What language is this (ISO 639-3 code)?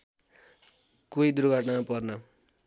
nep